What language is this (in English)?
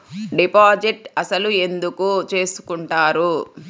Telugu